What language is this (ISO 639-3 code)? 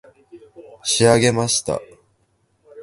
jpn